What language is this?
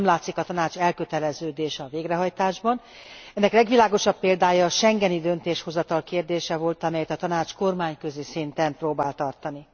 Hungarian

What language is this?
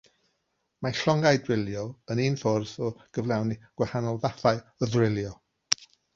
Welsh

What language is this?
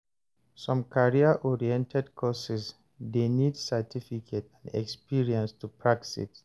Nigerian Pidgin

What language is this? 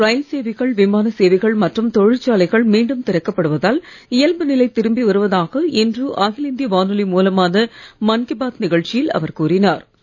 Tamil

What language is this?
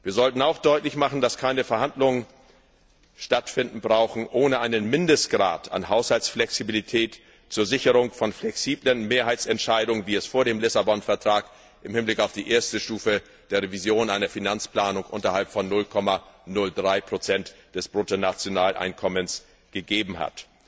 German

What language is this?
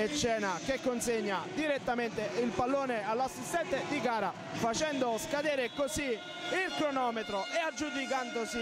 Italian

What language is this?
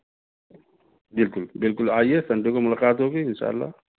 Urdu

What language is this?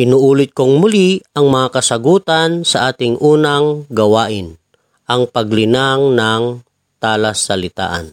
Filipino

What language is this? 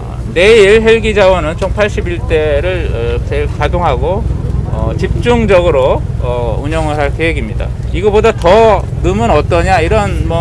Korean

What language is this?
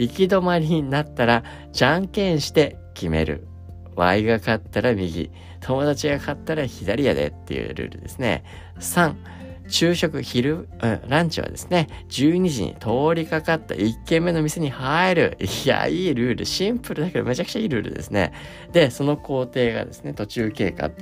Japanese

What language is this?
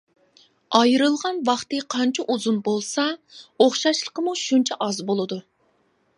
Uyghur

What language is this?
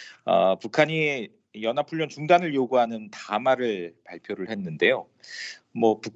Korean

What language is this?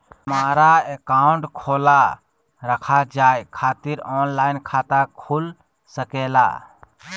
Magahi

